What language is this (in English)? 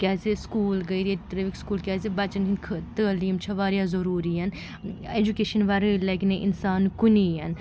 Kashmiri